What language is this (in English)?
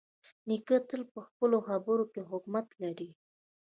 Pashto